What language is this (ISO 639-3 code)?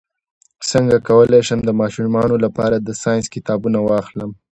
pus